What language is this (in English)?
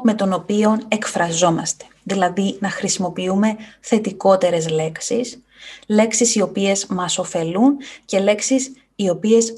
Greek